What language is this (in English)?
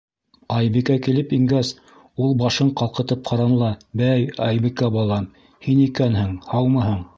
Bashkir